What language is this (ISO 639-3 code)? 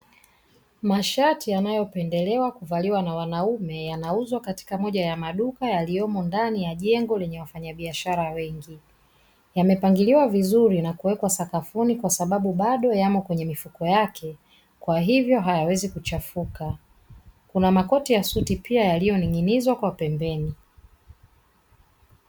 swa